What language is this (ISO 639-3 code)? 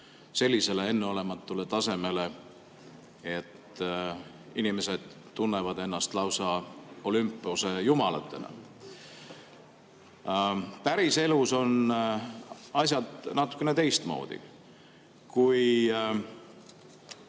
est